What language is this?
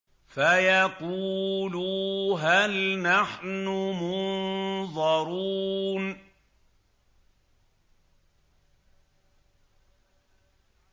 Arabic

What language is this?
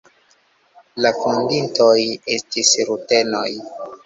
Esperanto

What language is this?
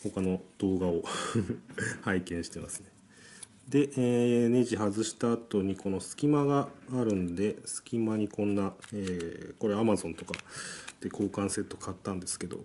Japanese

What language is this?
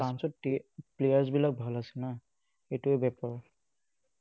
Assamese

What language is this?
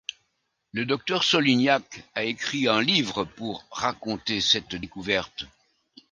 French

